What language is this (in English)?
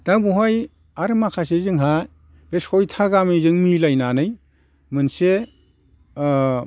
Bodo